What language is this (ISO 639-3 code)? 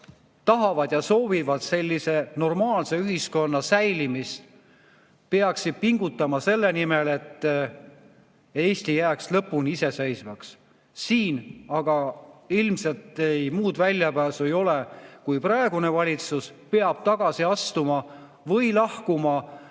est